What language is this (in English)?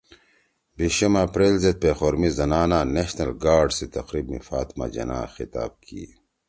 Torwali